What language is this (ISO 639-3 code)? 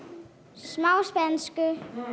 isl